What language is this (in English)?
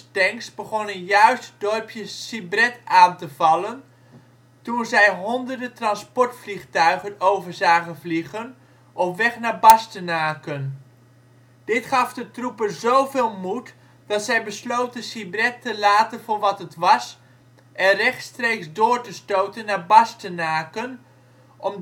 Dutch